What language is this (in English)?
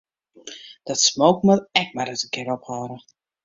Western Frisian